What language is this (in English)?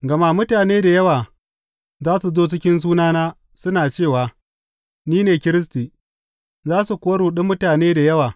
Hausa